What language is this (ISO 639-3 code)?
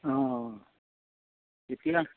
asm